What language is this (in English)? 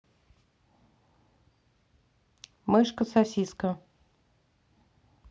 Russian